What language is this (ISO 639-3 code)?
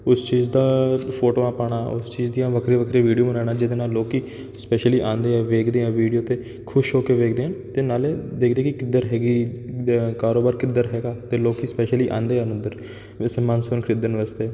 pan